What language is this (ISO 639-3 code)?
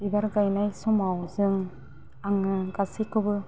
brx